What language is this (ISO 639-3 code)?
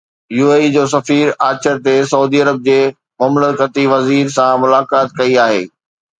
snd